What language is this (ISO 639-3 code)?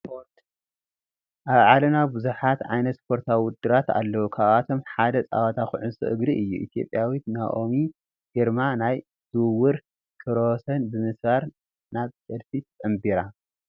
tir